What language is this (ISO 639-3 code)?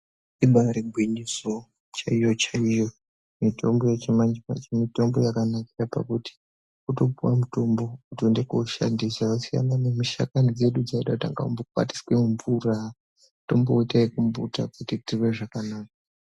ndc